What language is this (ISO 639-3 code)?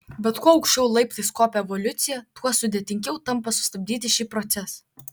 lit